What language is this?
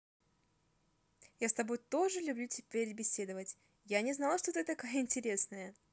Russian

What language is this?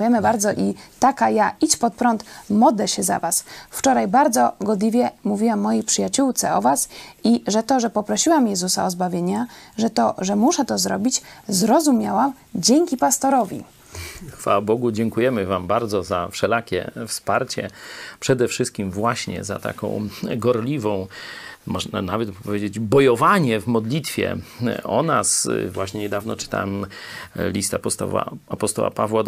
Polish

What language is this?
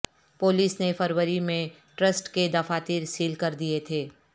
Urdu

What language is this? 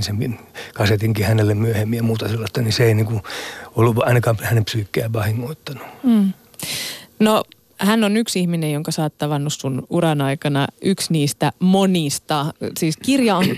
Finnish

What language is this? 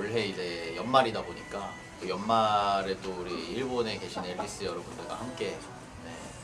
Korean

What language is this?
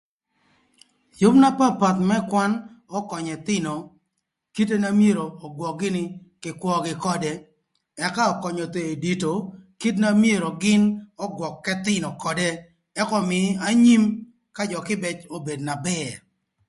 Thur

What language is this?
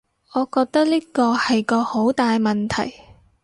Cantonese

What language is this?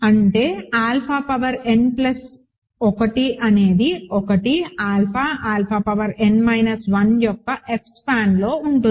Telugu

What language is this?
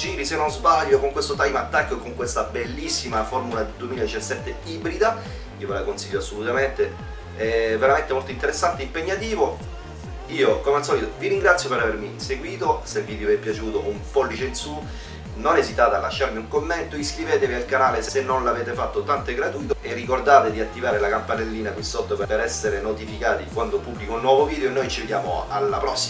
Italian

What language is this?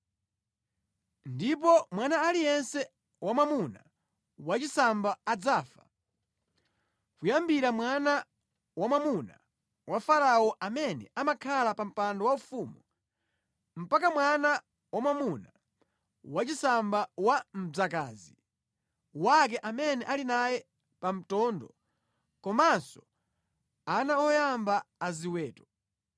Nyanja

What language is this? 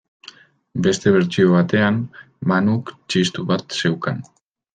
Basque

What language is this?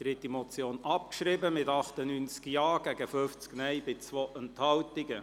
Swiss German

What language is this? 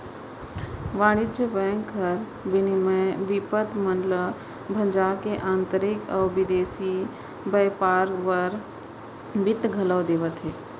Chhattisgarhi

